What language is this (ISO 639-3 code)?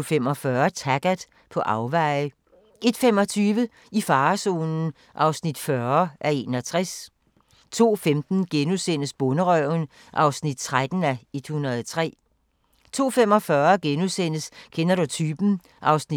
dan